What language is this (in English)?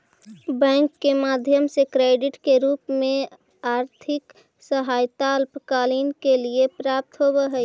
Magahi